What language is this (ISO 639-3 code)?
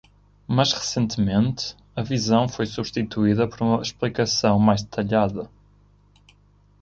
por